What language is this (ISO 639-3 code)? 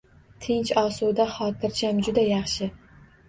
uzb